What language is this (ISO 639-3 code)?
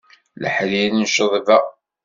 kab